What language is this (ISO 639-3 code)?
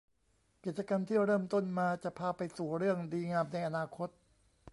tha